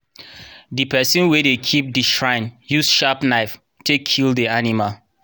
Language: Nigerian Pidgin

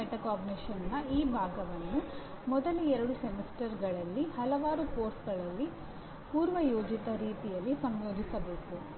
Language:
Kannada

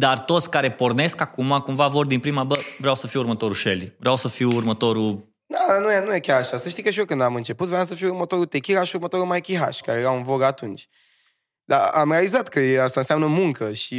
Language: Romanian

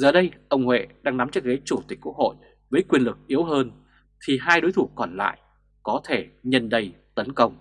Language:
Vietnamese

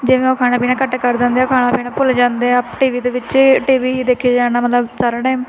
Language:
Punjabi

